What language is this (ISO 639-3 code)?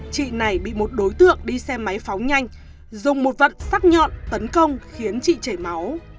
vie